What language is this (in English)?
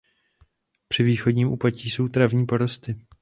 Czech